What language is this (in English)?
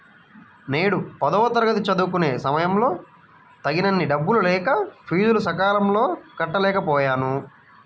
Telugu